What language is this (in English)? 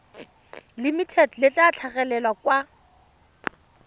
Tswana